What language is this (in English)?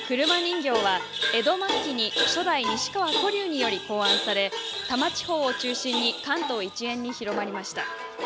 Japanese